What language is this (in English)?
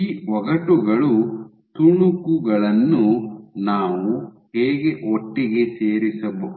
Kannada